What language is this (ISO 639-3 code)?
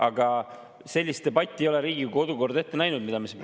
est